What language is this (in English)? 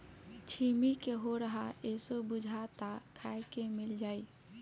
Bhojpuri